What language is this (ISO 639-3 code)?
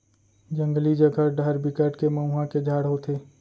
hne